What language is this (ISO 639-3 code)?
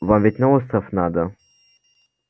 rus